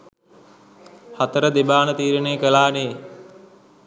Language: Sinhala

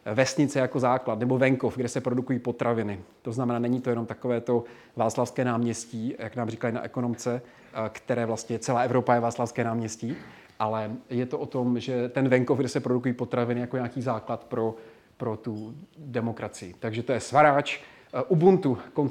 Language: Czech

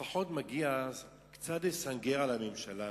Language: Hebrew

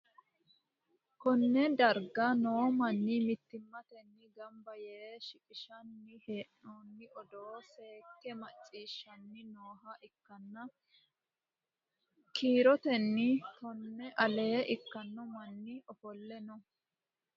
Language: Sidamo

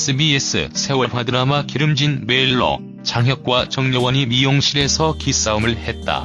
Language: Korean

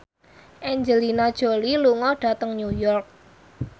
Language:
Javanese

